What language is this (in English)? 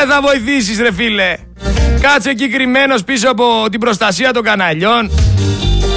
Greek